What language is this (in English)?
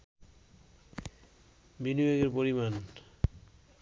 Bangla